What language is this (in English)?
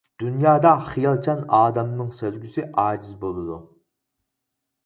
Uyghur